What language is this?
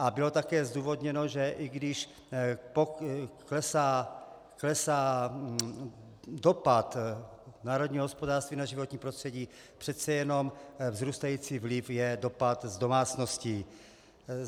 Czech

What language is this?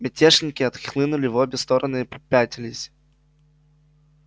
Russian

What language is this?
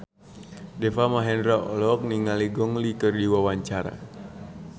Sundanese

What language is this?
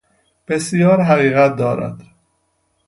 Persian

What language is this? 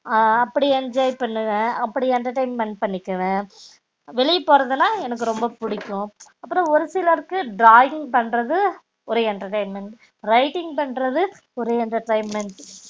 Tamil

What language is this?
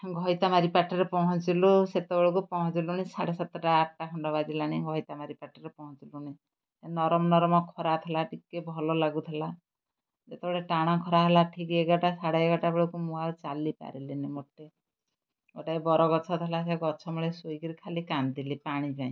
Odia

